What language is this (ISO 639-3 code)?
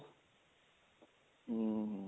pan